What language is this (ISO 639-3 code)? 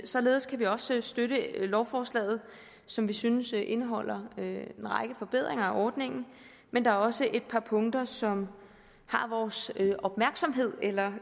dan